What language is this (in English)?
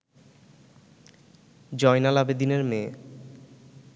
Bangla